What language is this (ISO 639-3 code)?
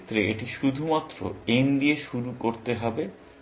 ben